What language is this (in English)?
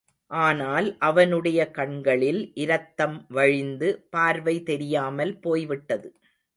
Tamil